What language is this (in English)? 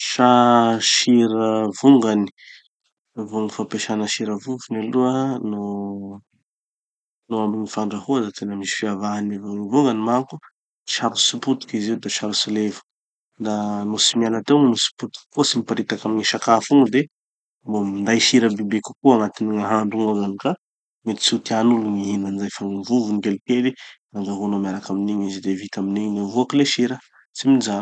Tanosy Malagasy